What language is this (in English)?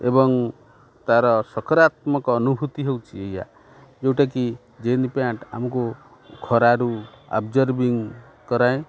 Odia